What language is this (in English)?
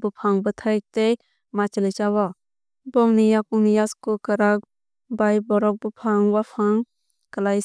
Kok Borok